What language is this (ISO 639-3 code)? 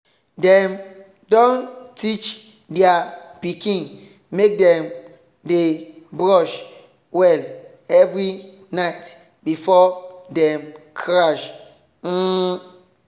pcm